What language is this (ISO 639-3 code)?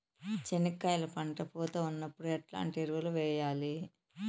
tel